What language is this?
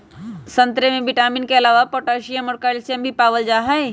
Magahi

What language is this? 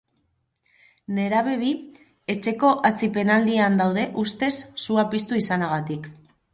Basque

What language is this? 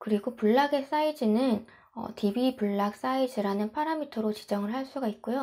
Korean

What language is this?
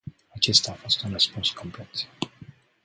Romanian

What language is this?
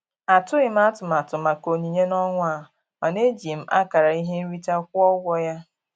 Igbo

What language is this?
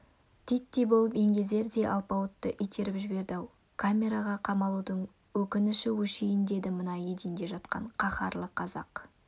Kazakh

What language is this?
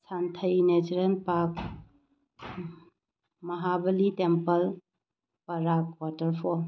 Manipuri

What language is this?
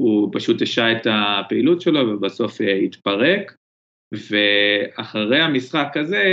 Hebrew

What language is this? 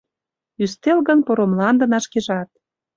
Mari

